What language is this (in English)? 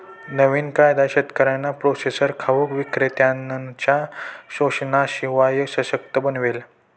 Marathi